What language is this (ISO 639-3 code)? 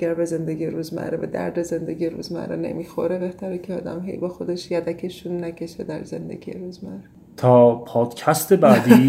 fas